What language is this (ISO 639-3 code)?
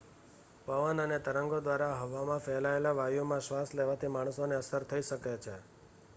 guj